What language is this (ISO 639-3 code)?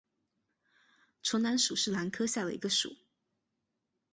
zho